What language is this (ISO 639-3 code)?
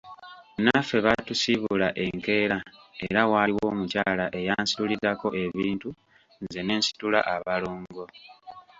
lug